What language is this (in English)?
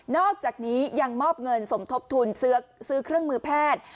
Thai